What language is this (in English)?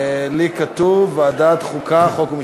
Hebrew